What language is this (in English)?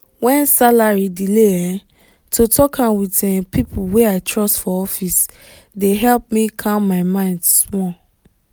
Nigerian Pidgin